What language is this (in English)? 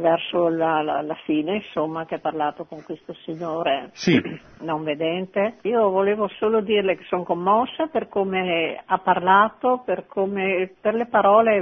Italian